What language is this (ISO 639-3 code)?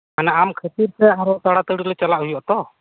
sat